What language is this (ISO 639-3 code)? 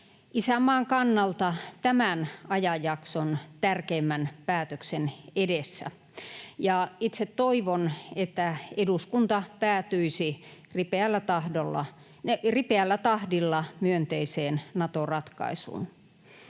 fin